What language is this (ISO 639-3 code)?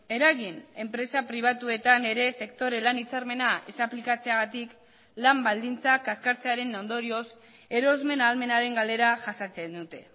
eus